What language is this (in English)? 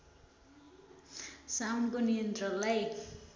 Nepali